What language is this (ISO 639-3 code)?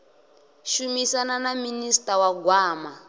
ven